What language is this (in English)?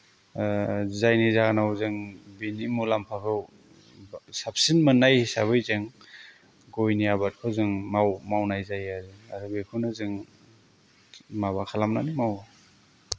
Bodo